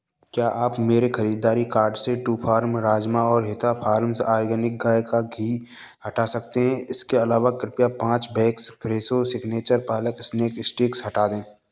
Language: Hindi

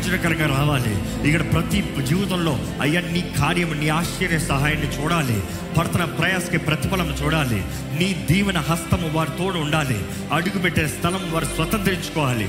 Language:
Telugu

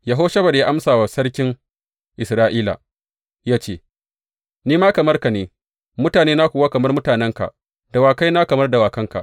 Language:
Hausa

